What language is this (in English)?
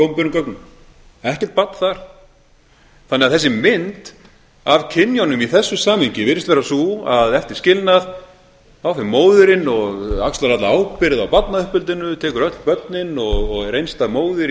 Icelandic